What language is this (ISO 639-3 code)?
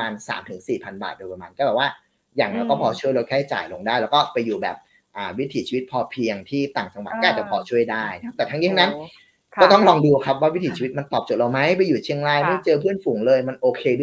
tha